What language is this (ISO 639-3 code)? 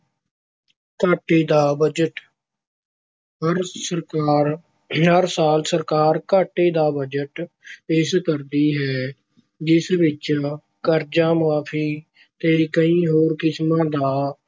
pan